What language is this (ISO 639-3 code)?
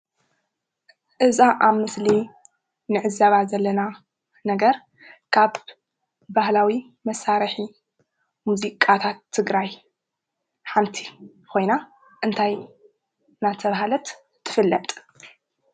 tir